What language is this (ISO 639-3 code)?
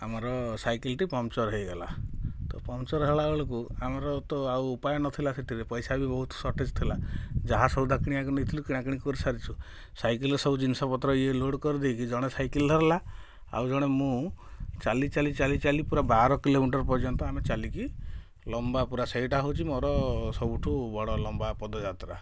ori